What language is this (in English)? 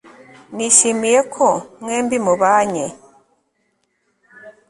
Kinyarwanda